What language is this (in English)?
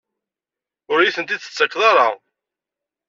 Kabyle